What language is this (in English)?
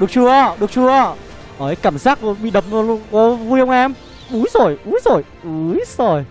Vietnamese